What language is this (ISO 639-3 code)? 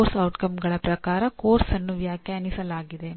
kan